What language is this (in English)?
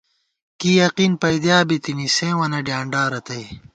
Gawar-Bati